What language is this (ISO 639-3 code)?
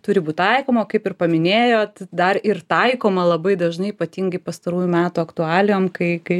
lit